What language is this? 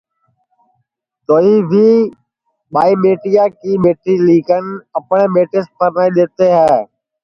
Sansi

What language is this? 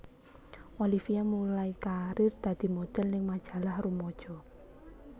Javanese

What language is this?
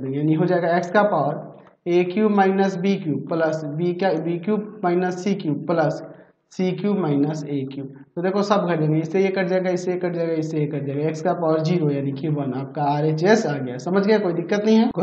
Hindi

